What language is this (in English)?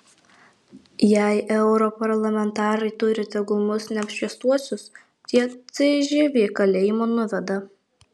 Lithuanian